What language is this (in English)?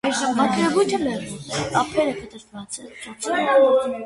Armenian